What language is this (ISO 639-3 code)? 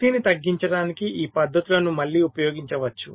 tel